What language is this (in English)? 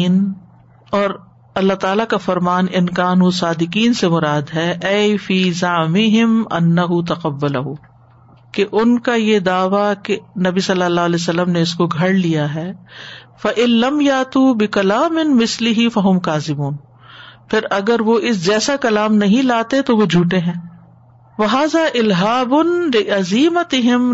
Urdu